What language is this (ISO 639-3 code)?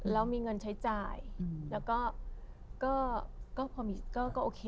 tha